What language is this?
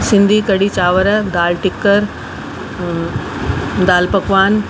Sindhi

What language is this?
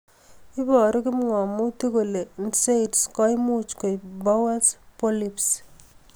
Kalenjin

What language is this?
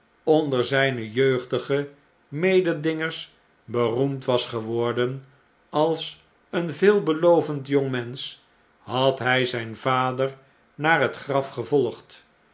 Dutch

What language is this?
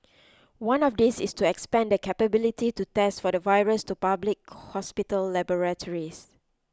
English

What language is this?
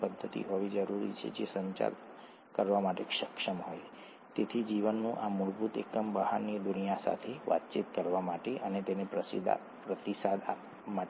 Gujarati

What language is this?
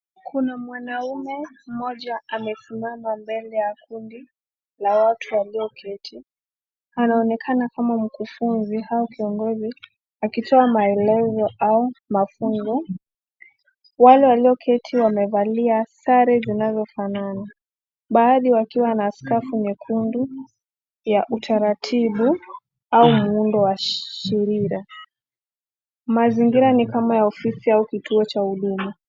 Swahili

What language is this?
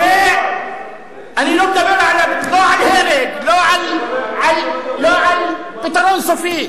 Hebrew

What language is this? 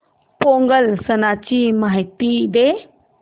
Marathi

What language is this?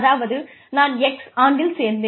Tamil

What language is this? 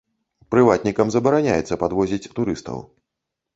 Belarusian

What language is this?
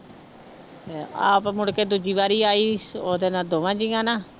Punjabi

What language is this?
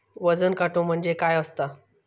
Marathi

